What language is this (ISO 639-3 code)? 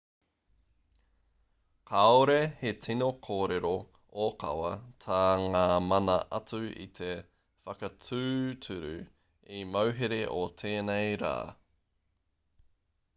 mri